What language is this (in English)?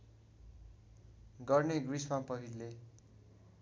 Nepali